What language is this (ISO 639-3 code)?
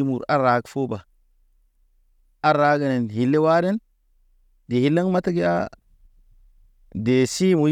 mne